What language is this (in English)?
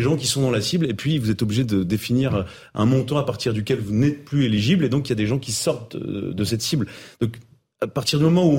French